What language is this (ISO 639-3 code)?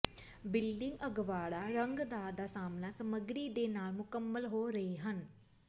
pan